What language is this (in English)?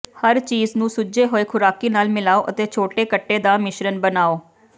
Punjabi